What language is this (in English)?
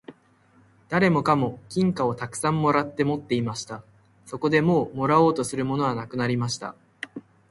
Japanese